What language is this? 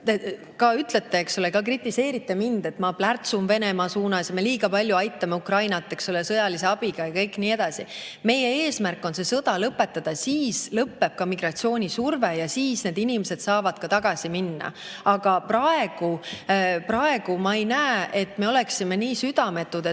Estonian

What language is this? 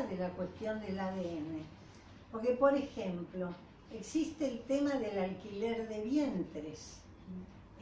Spanish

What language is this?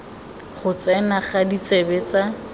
Tswana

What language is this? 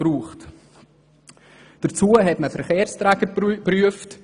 Swiss German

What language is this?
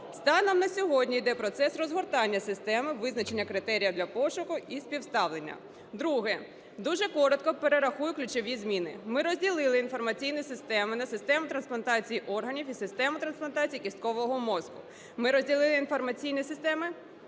Ukrainian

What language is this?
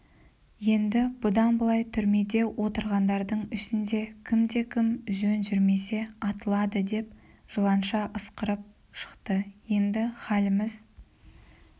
Kazakh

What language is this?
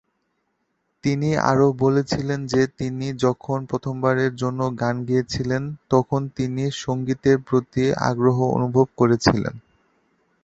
Bangla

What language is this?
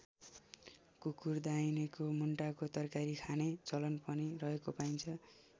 Nepali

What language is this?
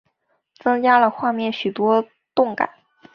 Chinese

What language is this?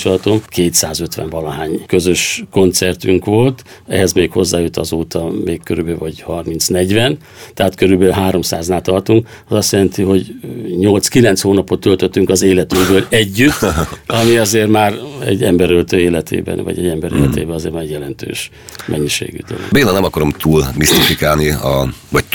Hungarian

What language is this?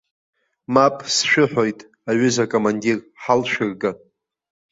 Abkhazian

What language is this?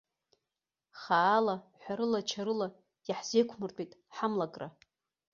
Abkhazian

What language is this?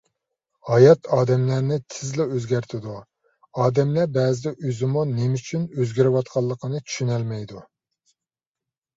Uyghur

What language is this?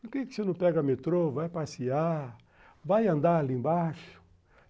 Portuguese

